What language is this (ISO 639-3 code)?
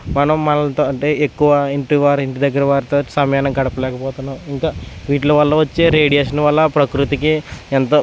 tel